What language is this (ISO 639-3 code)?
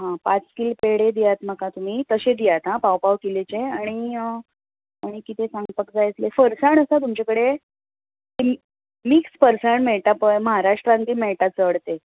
kok